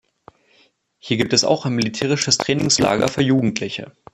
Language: German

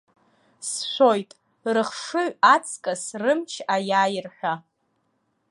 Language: Abkhazian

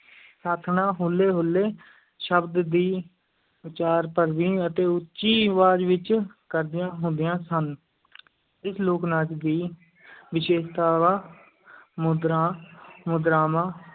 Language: Punjabi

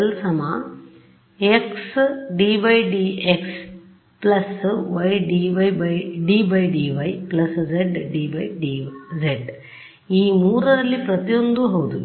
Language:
Kannada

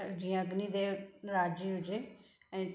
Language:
Sindhi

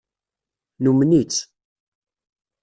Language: Kabyle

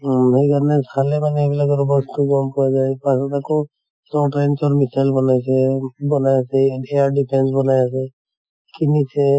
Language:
Assamese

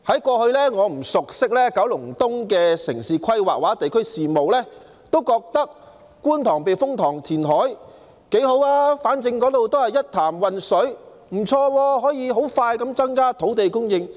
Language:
Cantonese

